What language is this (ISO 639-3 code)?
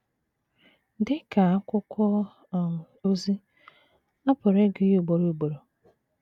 ibo